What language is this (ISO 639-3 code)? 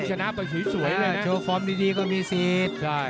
tha